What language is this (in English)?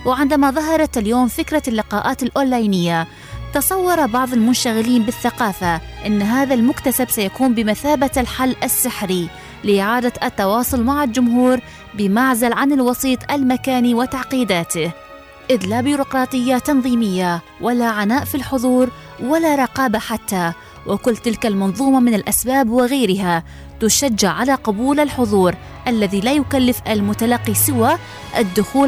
Arabic